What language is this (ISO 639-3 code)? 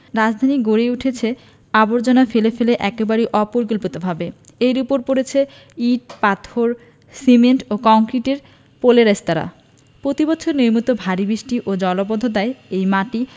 ben